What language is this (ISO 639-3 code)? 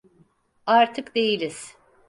tur